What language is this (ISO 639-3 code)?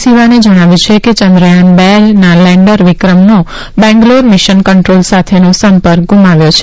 guj